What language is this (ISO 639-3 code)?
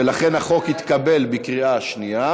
heb